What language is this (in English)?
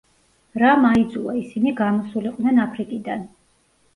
Georgian